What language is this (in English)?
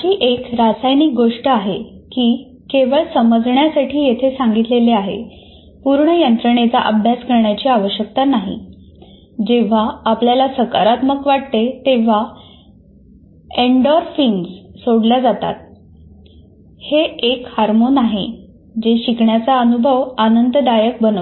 Marathi